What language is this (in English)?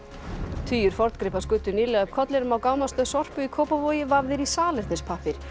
Icelandic